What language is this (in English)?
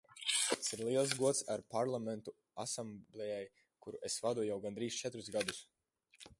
Latvian